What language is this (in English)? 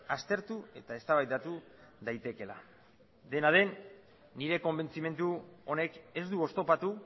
Basque